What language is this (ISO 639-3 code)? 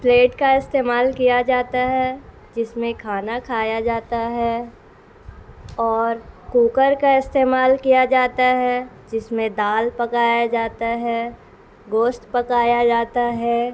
urd